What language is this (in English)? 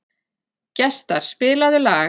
Icelandic